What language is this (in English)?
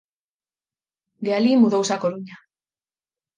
Galician